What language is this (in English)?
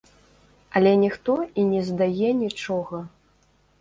Belarusian